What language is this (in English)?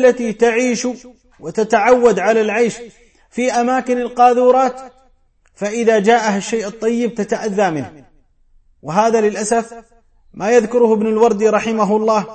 Arabic